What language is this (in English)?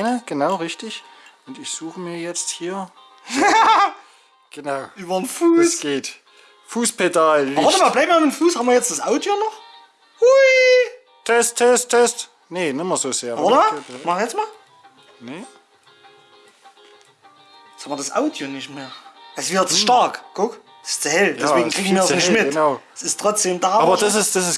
German